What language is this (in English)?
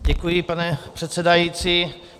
Czech